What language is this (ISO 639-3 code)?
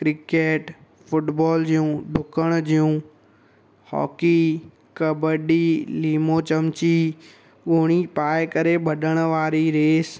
snd